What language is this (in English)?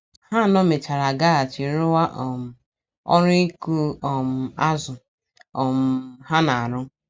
Igbo